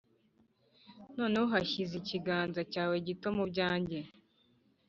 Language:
Kinyarwanda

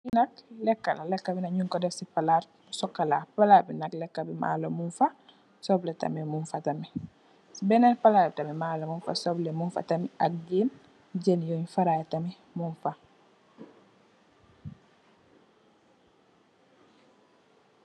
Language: Wolof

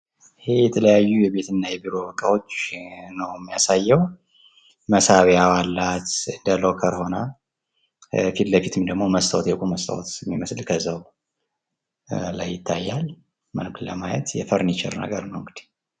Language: Amharic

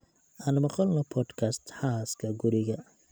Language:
Somali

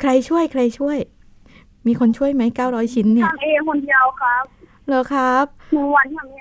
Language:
Thai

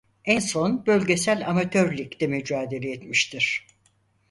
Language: Turkish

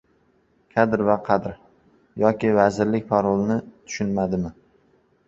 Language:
Uzbek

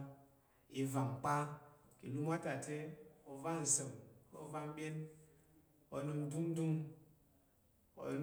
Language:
Tarok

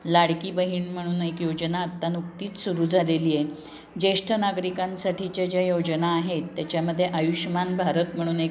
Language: Marathi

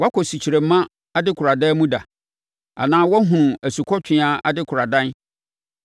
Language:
Akan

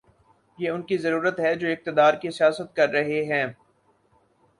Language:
Urdu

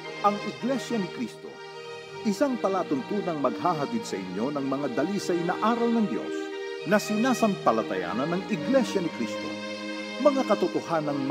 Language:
Filipino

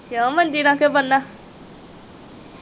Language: Punjabi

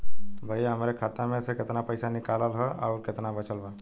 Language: Bhojpuri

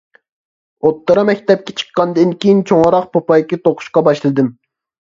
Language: Uyghur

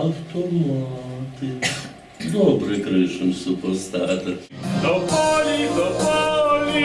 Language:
Ukrainian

